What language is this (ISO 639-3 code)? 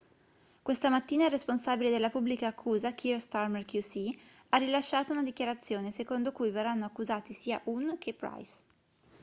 ita